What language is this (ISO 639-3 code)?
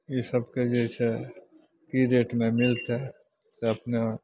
mai